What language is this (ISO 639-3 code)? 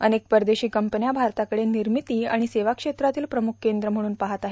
mar